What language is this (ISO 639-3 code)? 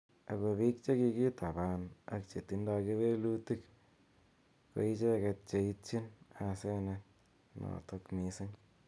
kln